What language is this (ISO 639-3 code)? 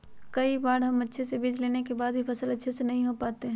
mag